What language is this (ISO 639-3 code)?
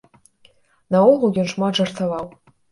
bel